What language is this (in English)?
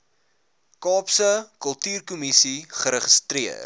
Afrikaans